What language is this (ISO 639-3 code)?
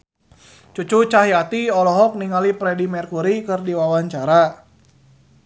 sun